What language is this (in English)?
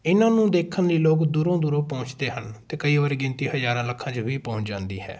Punjabi